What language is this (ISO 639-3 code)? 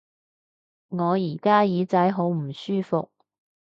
yue